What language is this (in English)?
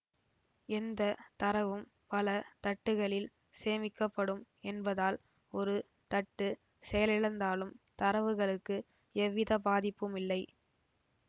Tamil